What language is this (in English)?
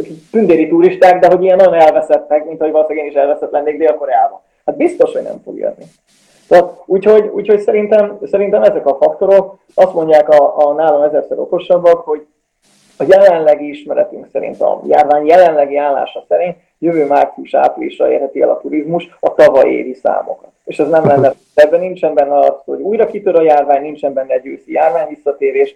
Hungarian